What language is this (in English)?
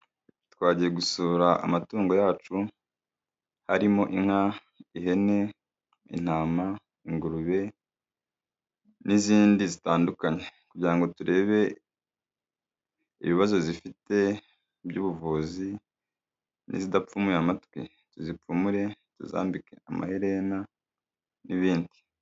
Kinyarwanda